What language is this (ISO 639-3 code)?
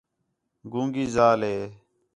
xhe